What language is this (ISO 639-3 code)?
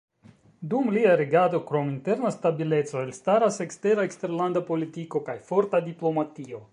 epo